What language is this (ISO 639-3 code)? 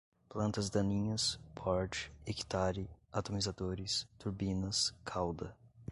por